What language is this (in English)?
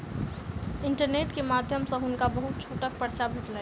Maithili